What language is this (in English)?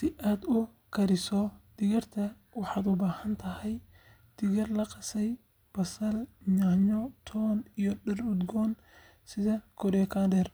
Somali